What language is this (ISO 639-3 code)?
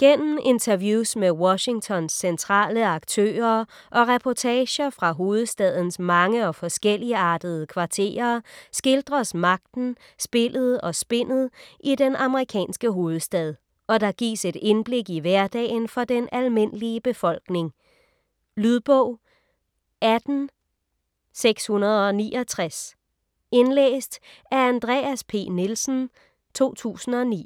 dan